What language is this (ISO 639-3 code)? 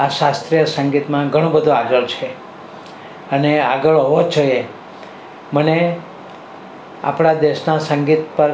guj